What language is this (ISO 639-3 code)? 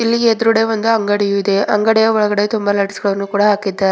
kan